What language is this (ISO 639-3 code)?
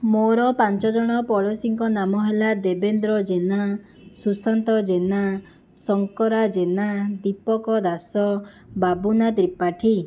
ori